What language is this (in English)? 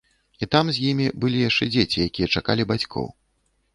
Belarusian